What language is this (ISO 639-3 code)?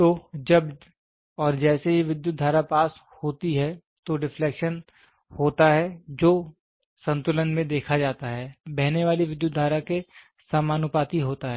hin